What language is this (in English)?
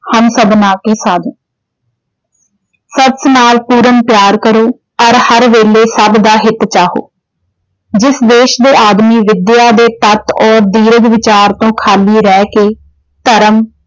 Punjabi